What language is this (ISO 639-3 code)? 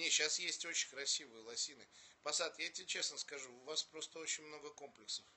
rus